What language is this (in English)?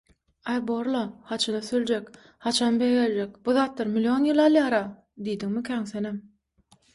Turkmen